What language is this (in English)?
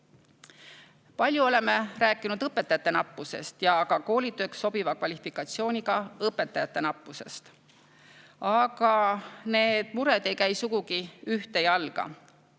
Estonian